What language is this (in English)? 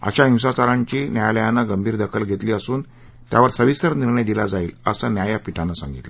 Marathi